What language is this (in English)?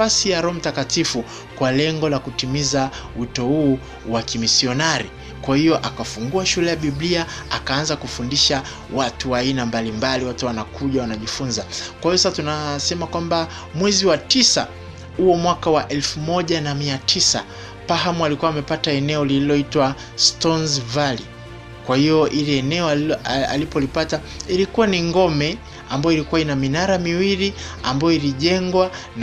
Swahili